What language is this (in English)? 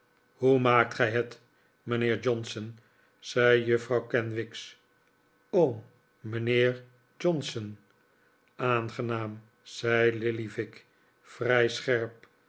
Dutch